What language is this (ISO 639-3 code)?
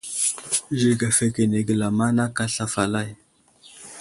udl